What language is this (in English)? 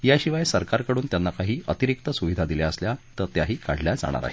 Marathi